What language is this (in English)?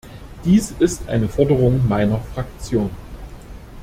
German